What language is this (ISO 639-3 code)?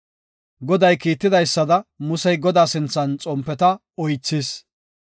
gof